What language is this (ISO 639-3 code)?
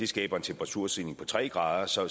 dan